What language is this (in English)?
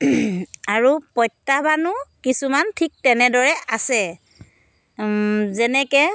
Assamese